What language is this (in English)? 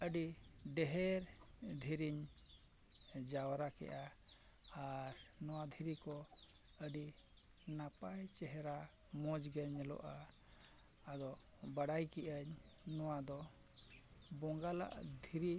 Santali